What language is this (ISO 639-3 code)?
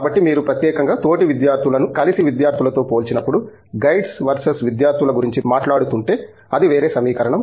tel